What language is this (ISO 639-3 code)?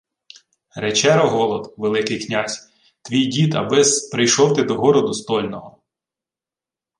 ukr